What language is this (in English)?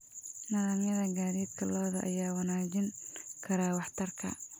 Somali